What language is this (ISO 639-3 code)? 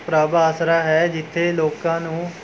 pan